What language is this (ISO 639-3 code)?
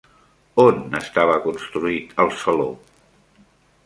cat